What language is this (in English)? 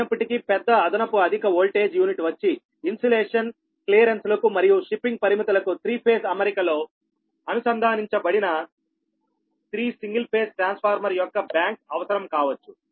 Telugu